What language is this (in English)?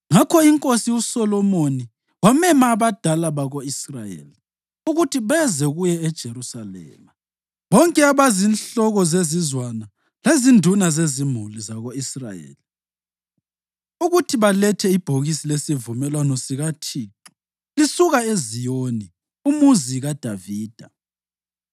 North Ndebele